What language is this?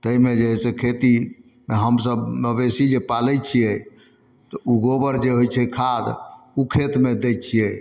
Maithili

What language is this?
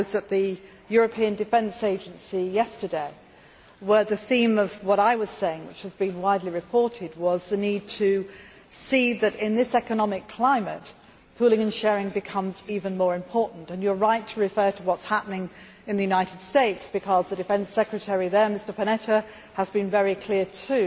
English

